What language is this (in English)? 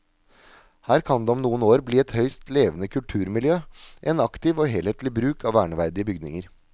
Norwegian